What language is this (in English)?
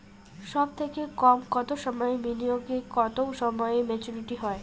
Bangla